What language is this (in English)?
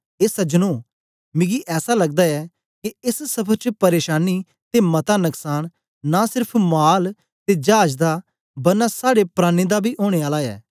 Dogri